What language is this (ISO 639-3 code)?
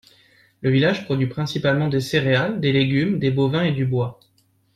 fra